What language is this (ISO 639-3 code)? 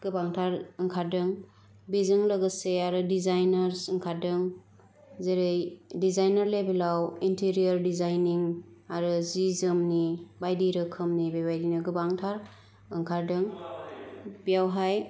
brx